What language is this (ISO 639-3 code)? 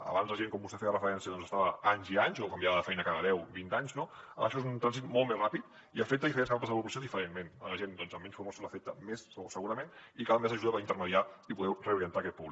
cat